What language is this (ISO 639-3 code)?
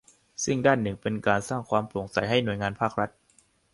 tha